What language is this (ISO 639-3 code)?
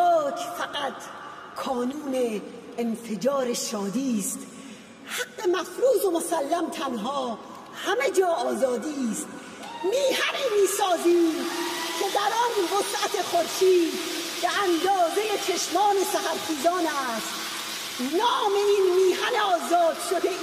fas